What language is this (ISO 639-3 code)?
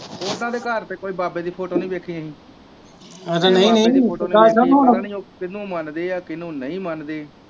pan